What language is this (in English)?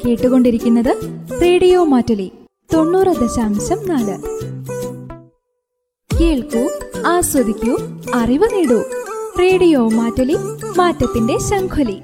Malayalam